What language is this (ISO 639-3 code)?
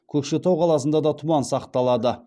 kaz